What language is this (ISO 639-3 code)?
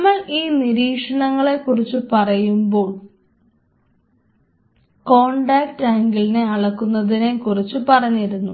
mal